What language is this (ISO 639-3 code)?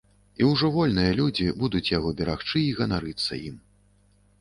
bel